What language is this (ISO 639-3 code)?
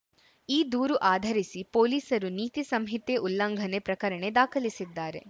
kan